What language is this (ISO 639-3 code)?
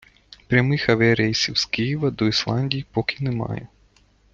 ukr